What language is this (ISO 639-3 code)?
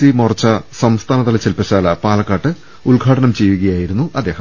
mal